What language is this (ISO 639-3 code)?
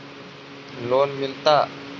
mag